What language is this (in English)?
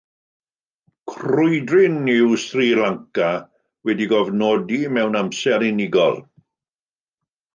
Welsh